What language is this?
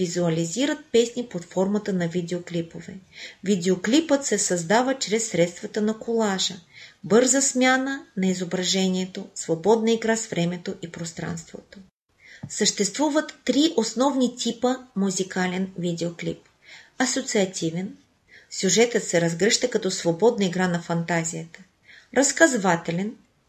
Bulgarian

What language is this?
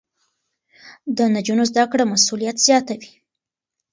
Pashto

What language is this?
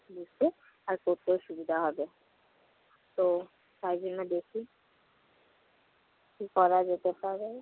Bangla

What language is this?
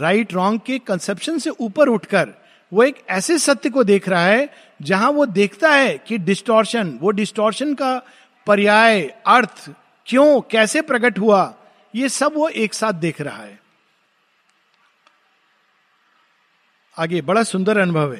Hindi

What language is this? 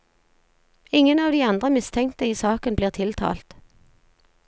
Norwegian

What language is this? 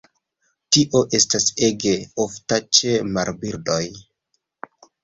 Esperanto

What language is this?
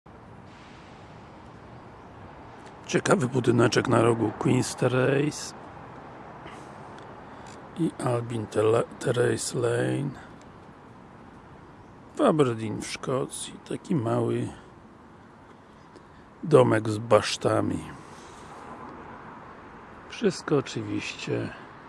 Polish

